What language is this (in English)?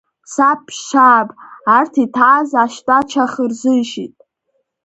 Abkhazian